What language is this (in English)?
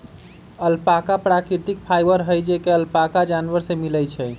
Magahi